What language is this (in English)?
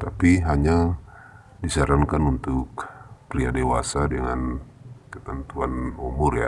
Indonesian